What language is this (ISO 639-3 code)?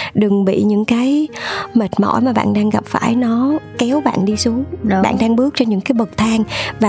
vie